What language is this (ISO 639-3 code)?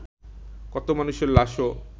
ben